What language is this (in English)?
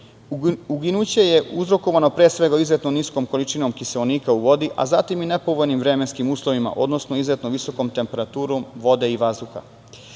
Serbian